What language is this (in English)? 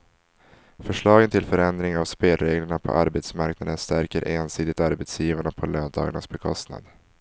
Swedish